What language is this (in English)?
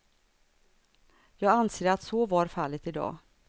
Swedish